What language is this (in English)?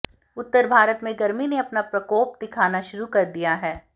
Hindi